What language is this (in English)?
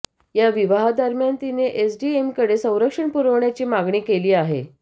Marathi